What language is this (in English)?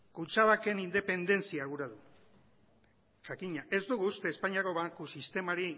Basque